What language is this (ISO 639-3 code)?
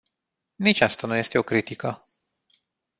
ron